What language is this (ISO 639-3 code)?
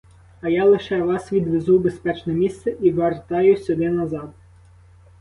ukr